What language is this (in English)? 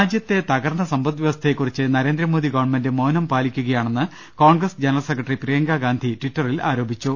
Malayalam